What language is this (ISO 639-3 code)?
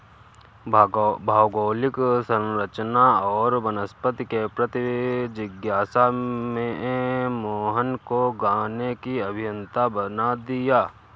hin